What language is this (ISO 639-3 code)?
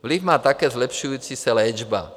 ces